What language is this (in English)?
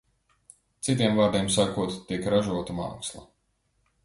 Latvian